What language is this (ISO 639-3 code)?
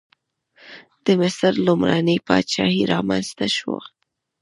pus